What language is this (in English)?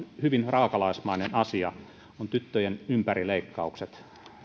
Finnish